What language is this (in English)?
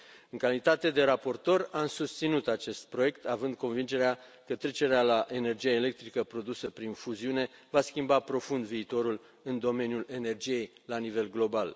Romanian